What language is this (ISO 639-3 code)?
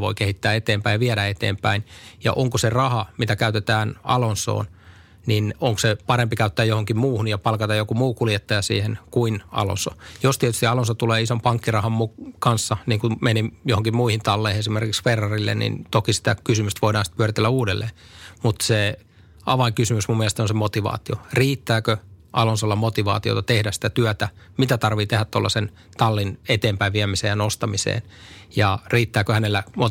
fin